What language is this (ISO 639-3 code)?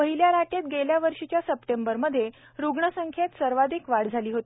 mar